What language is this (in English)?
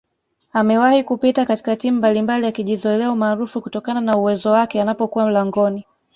Swahili